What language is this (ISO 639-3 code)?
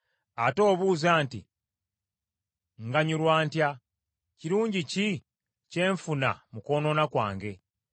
lug